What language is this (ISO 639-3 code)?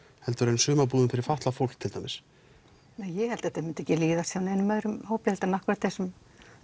isl